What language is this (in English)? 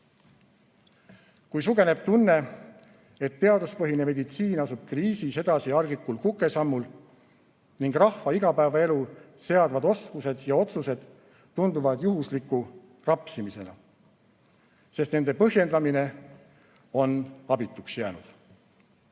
Estonian